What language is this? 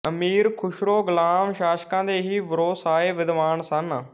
Punjabi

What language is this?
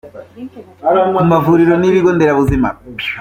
Kinyarwanda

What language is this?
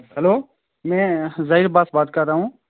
Urdu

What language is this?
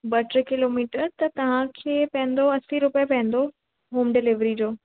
Sindhi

